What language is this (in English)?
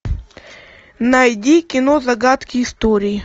Russian